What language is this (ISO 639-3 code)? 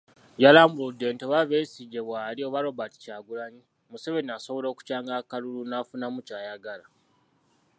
lug